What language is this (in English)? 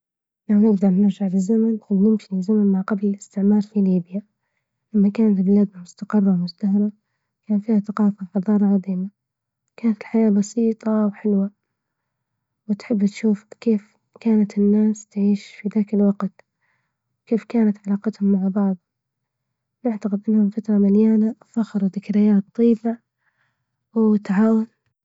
Libyan Arabic